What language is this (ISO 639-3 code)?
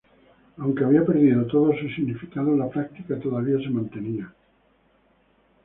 spa